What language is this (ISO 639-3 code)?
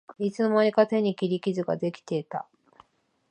jpn